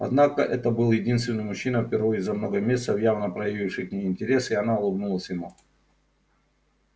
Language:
Russian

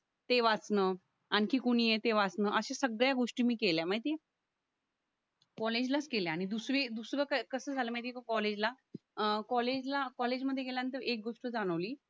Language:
Marathi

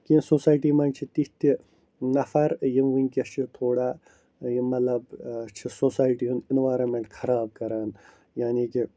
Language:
Kashmiri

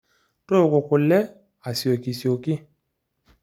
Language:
Masai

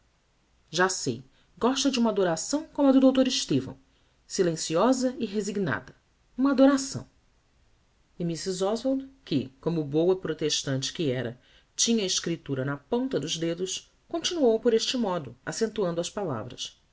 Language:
Portuguese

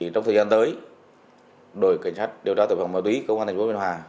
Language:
Vietnamese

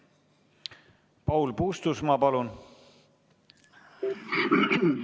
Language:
Estonian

